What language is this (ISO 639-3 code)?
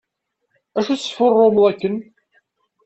kab